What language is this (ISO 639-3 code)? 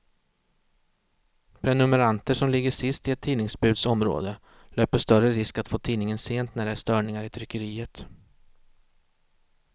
swe